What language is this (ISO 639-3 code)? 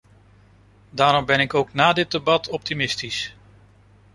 nld